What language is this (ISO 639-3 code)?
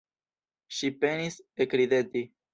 epo